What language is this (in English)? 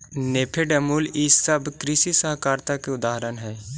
Magahi